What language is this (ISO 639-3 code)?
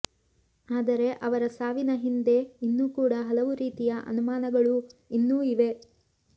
kan